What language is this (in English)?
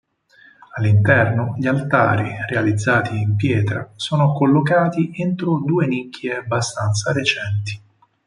Italian